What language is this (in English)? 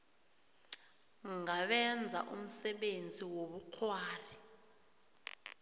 South Ndebele